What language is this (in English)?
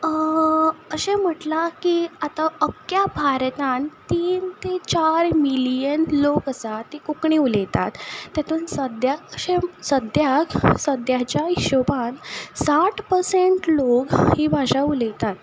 Konkani